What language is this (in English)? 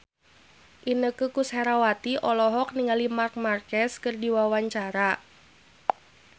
Sundanese